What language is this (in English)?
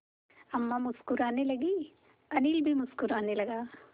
Hindi